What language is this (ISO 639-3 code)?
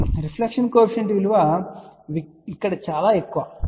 tel